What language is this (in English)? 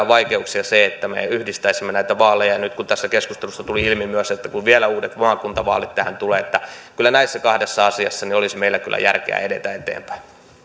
Finnish